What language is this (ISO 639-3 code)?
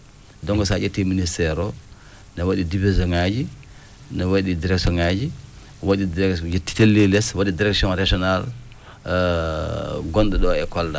ful